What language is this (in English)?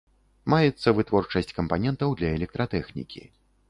Belarusian